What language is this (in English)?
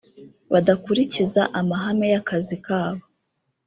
Kinyarwanda